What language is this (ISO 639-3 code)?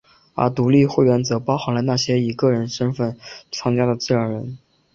zho